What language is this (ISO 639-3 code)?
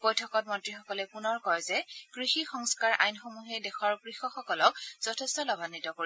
asm